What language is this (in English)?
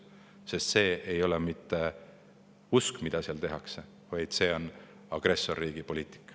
Estonian